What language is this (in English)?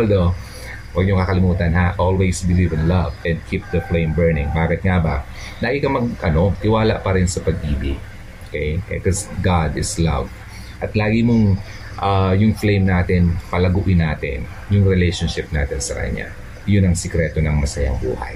Filipino